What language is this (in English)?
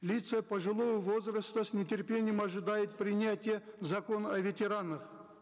Kazakh